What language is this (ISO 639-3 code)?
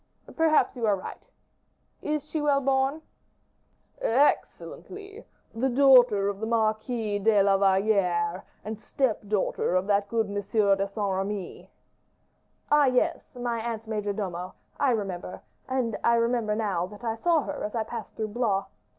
eng